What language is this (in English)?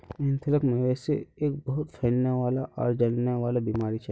Magahi